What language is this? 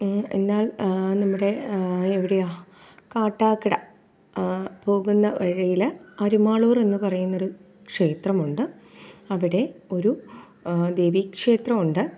Malayalam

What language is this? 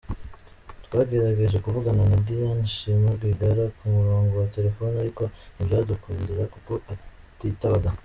Kinyarwanda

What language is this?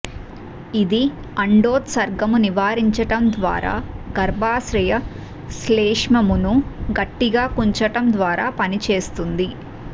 Telugu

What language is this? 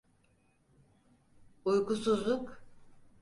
Turkish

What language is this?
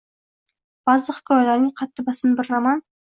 Uzbek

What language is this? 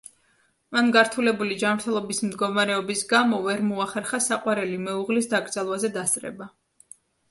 Georgian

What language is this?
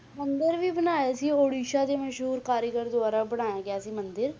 Punjabi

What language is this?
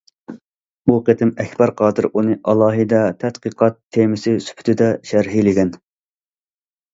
Uyghur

